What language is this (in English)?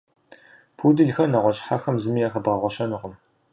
Kabardian